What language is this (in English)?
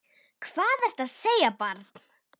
Icelandic